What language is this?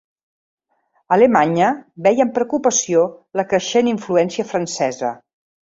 Catalan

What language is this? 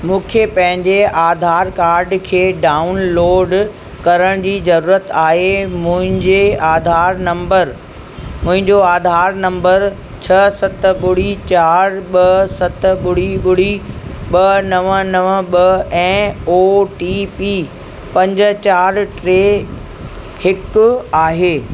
Sindhi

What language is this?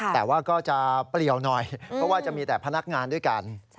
Thai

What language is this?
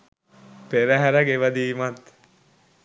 Sinhala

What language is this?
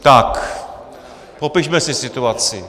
Czech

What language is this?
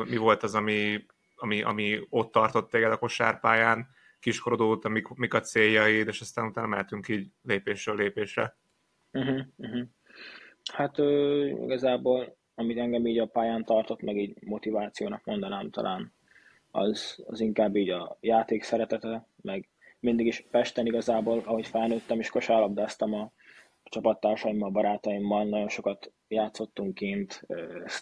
Hungarian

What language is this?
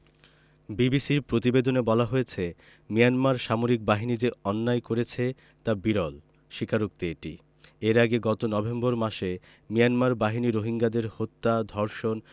Bangla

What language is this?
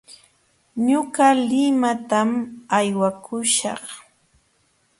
Jauja Wanca Quechua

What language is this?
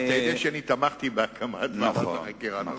Hebrew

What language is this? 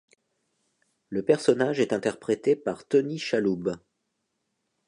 French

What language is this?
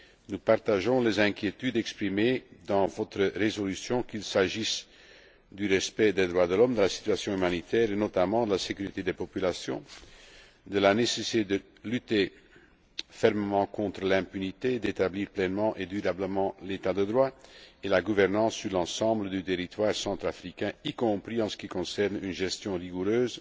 French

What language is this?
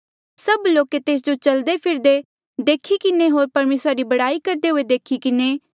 Mandeali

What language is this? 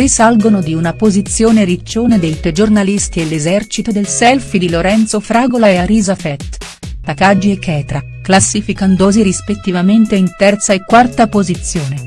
Italian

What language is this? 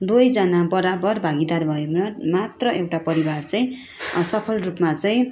Nepali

